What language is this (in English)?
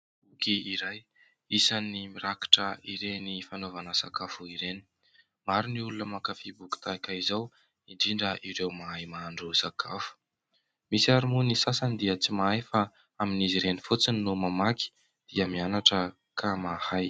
Malagasy